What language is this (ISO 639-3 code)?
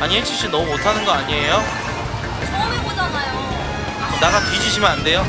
kor